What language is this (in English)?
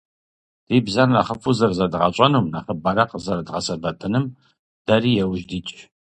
Kabardian